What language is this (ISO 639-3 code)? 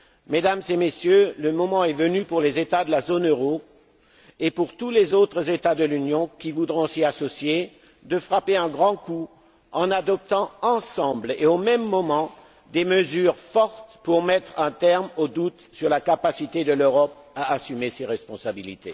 fra